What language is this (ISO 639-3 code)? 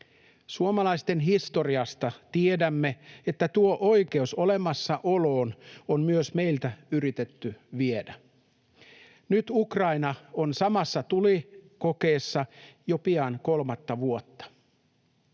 fin